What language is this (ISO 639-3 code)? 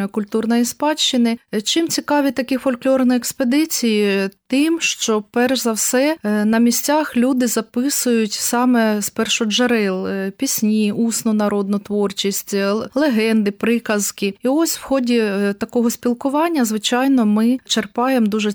ukr